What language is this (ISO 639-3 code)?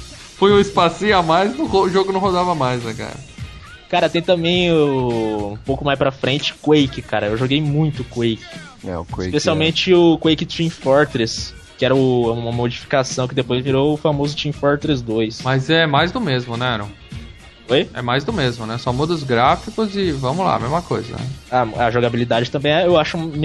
por